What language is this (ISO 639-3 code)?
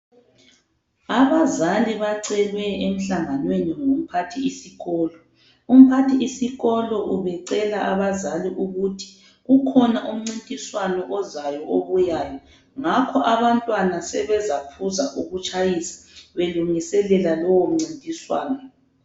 nde